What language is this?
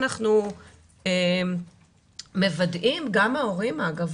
Hebrew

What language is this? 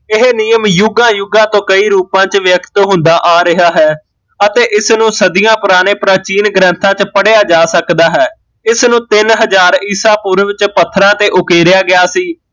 Punjabi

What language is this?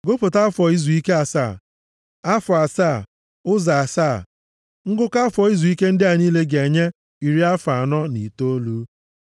Igbo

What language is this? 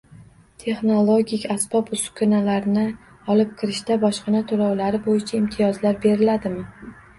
Uzbek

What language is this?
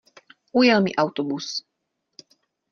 Czech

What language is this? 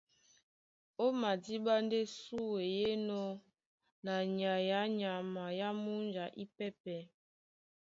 Duala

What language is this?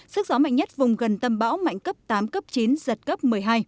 Vietnamese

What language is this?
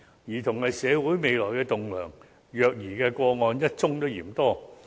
Cantonese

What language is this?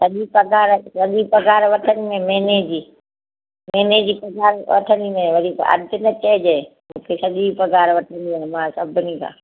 Sindhi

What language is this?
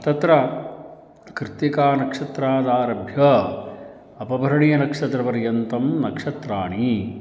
Sanskrit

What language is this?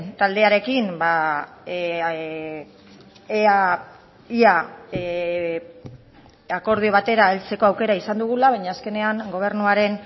Basque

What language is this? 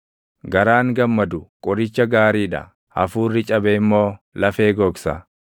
Oromo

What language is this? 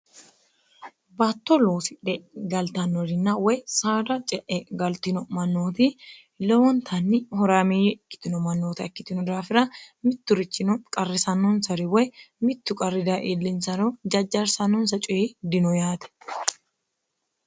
Sidamo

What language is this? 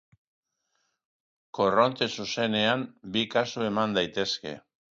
Basque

